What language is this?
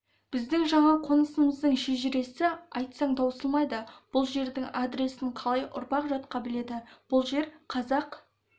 Kazakh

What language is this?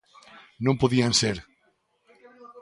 Galician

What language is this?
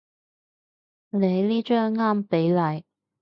Cantonese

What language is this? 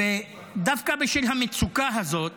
Hebrew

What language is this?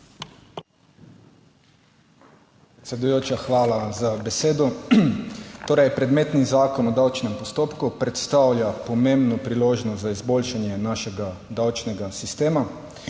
Slovenian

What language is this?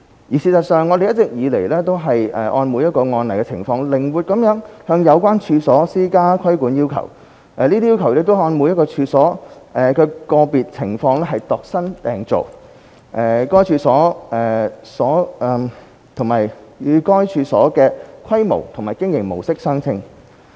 Cantonese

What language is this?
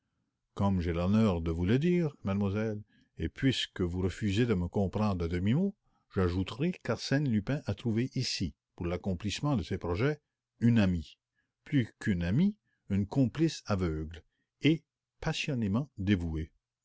French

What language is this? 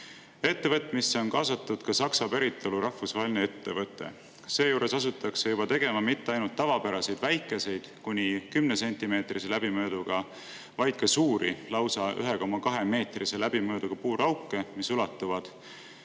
Estonian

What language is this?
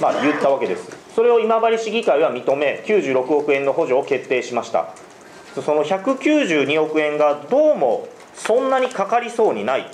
Japanese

